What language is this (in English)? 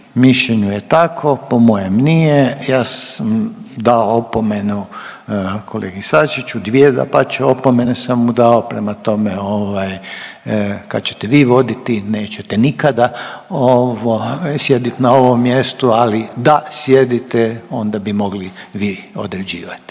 Croatian